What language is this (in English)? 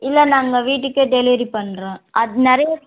Tamil